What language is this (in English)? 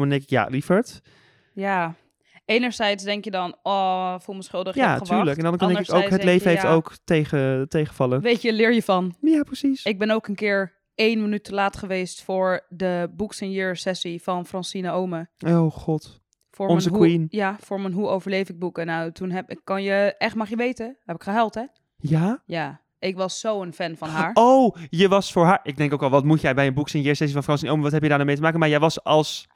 Dutch